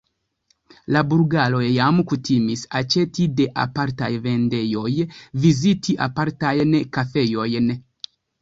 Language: Esperanto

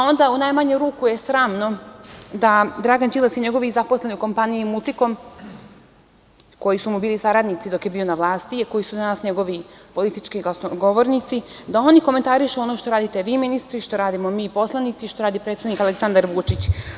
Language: Serbian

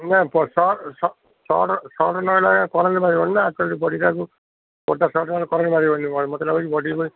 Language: Odia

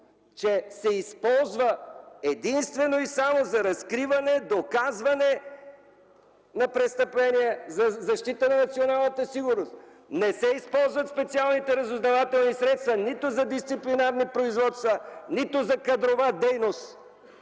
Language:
Bulgarian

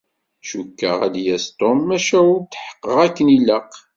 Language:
Kabyle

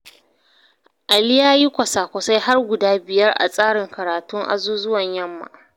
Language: Hausa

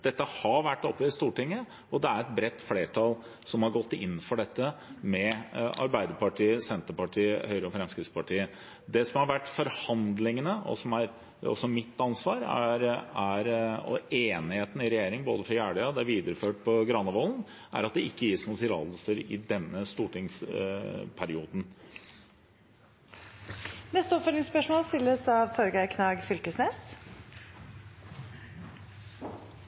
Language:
Norwegian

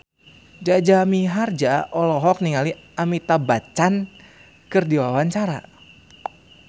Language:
Sundanese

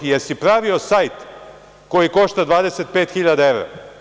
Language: Serbian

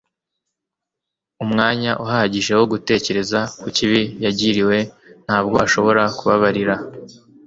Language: Kinyarwanda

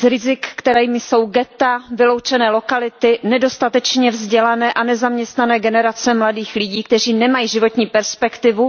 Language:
Czech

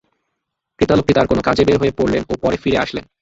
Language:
Bangla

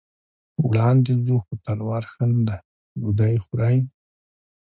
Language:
Pashto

